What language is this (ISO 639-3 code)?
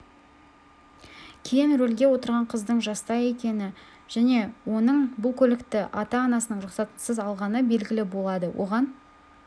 kaz